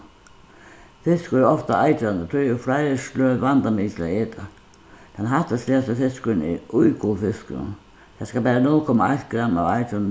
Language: Faroese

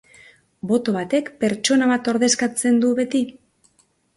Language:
Basque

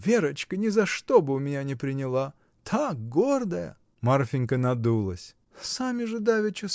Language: Russian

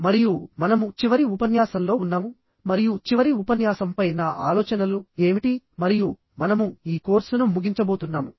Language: Telugu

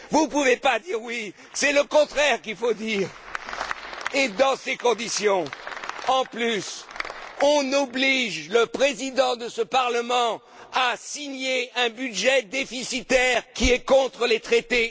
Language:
French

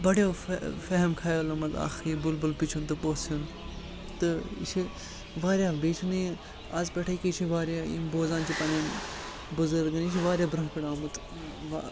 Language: Kashmiri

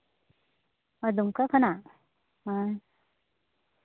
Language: Santali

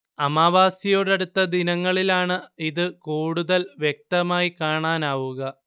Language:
Malayalam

